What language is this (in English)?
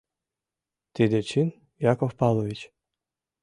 Mari